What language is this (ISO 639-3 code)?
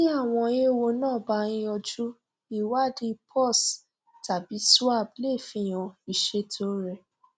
yor